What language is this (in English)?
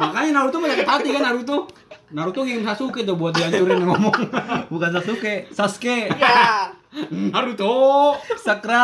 Indonesian